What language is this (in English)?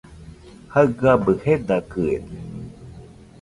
Nüpode Huitoto